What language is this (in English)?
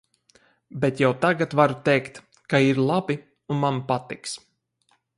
Latvian